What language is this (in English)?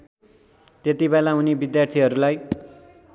Nepali